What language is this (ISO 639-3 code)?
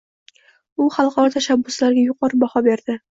uzb